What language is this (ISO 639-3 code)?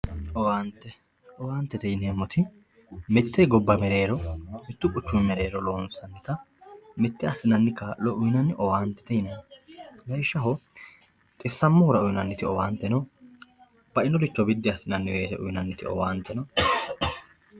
sid